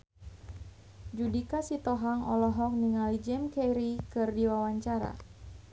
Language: Sundanese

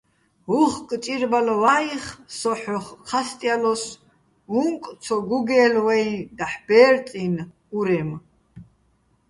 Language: Bats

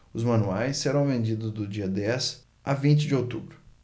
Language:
Portuguese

